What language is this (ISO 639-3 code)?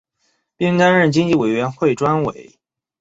zho